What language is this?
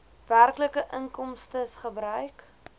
Afrikaans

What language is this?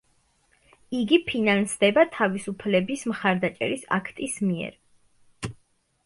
Georgian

